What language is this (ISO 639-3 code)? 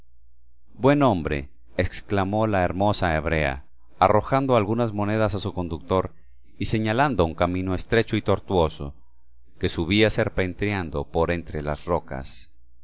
spa